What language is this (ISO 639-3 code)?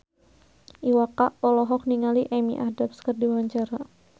sun